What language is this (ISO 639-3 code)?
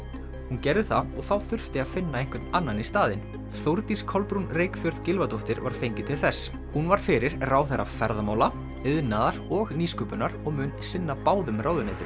isl